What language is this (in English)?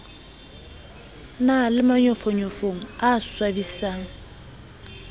Southern Sotho